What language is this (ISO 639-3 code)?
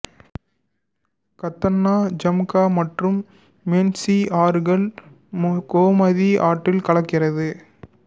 tam